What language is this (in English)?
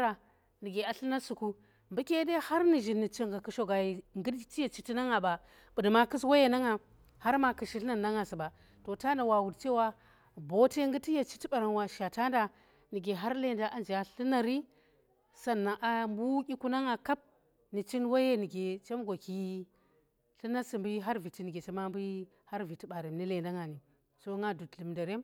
Tera